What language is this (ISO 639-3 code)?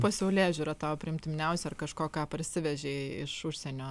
lit